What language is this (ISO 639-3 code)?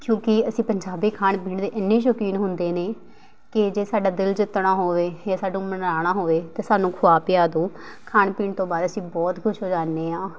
pan